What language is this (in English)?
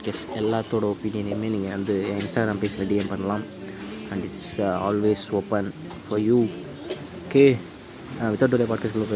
Tamil